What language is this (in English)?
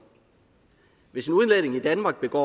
Danish